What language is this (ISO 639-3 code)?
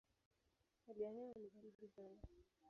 swa